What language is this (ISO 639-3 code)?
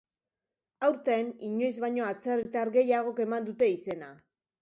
eus